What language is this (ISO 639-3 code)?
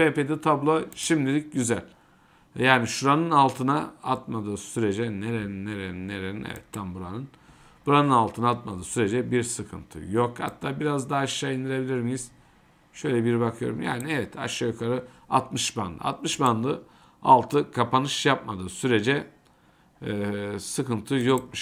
tur